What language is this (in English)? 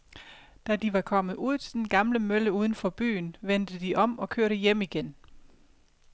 Danish